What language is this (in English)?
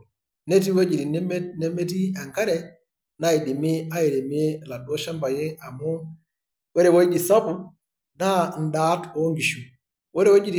Masai